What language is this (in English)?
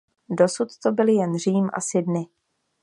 Czech